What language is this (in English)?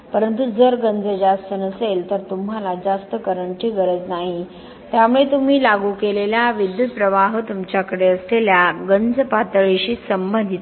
Marathi